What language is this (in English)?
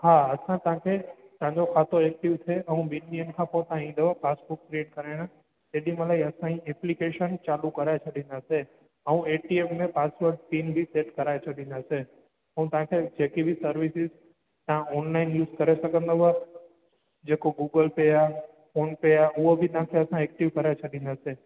Sindhi